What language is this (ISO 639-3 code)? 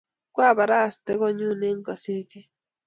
kln